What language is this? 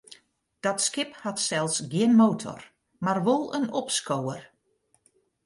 Western Frisian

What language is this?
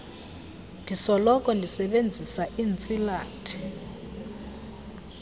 Xhosa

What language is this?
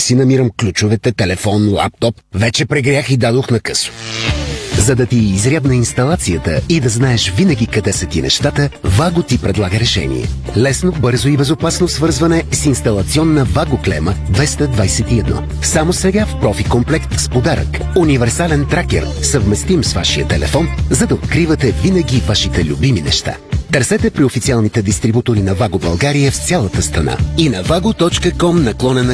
Bulgarian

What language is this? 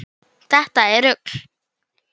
Icelandic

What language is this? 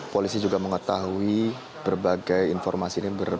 Indonesian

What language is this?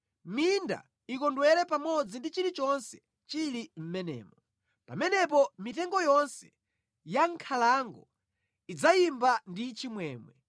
Nyanja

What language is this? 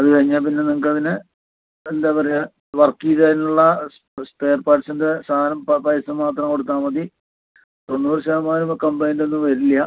Malayalam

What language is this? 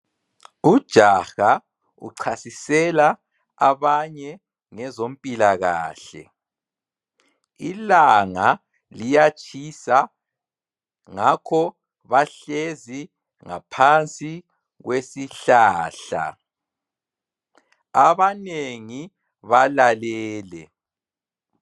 North Ndebele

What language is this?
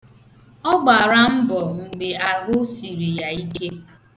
Igbo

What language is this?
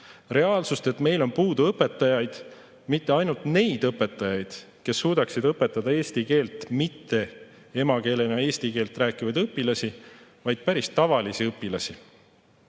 Estonian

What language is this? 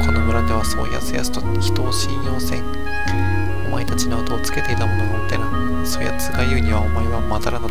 Japanese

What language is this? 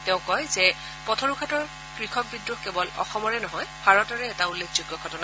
Assamese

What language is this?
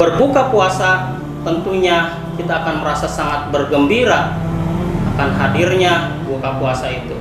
Indonesian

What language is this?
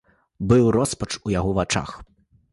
Belarusian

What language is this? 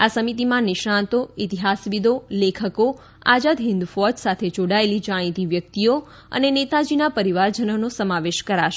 Gujarati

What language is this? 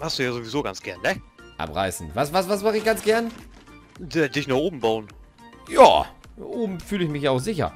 German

